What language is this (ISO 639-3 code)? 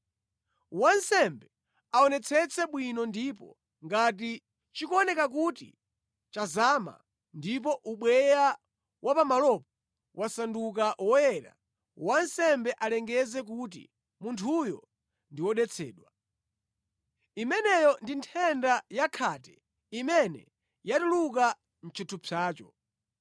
nya